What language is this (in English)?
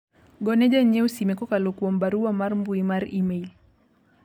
Luo (Kenya and Tanzania)